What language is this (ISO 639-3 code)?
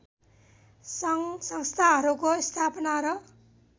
nep